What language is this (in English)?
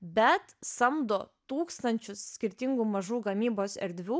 Lithuanian